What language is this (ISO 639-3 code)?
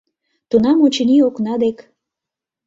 chm